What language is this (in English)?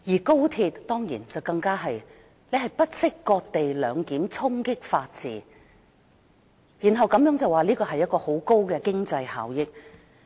Cantonese